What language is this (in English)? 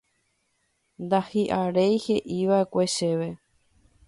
Guarani